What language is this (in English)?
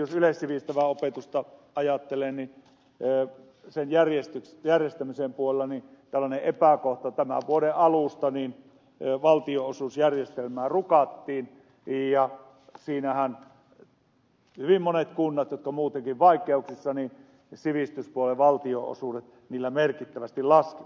Finnish